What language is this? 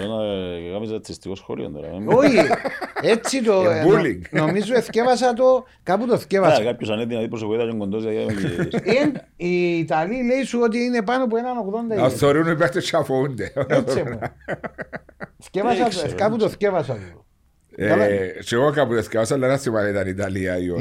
Greek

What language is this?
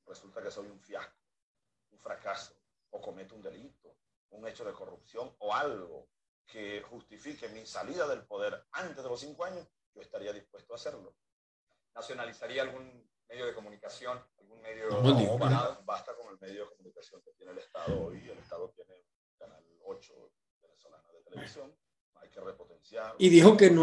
Spanish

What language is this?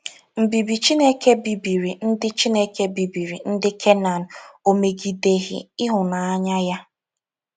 Igbo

